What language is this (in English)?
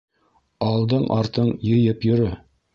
Bashkir